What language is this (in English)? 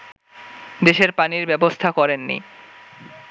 Bangla